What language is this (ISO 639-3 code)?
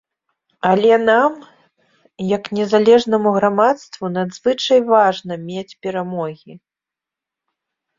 bel